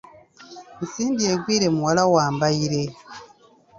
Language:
Ganda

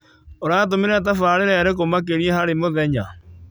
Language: Kikuyu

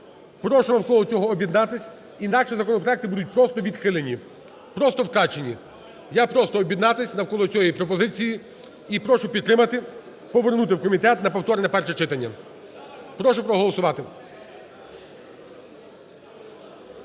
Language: Ukrainian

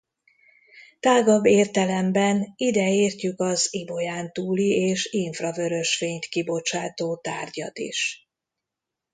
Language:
Hungarian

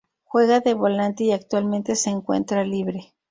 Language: Spanish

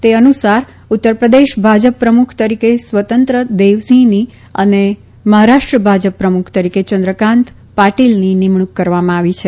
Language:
Gujarati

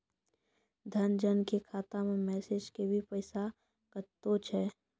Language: Maithili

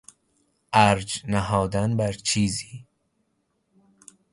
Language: Persian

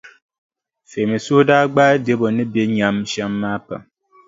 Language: Dagbani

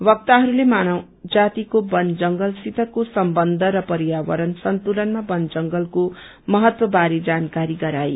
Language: Nepali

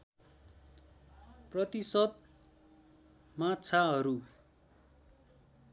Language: Nepali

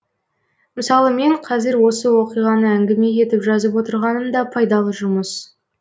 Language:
Kazakh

